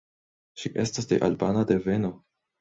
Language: Esperanto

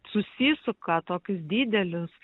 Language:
Lithuanian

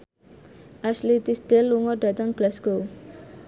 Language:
Javanese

